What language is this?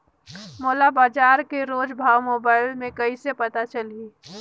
Chhattisgarhi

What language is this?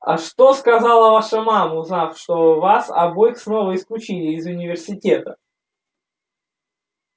Russian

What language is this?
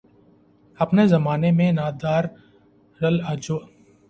Urdu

